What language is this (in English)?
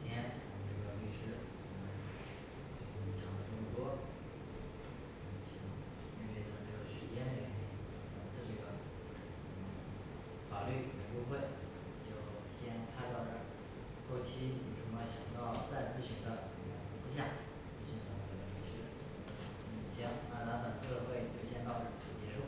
Chinese